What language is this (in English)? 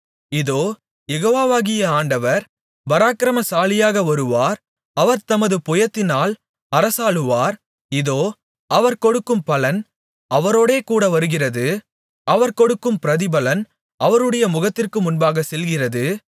Tamil